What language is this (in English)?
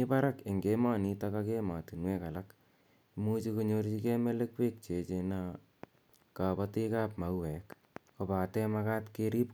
Kalenjin